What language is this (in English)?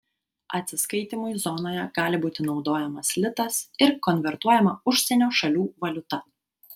Lithuanian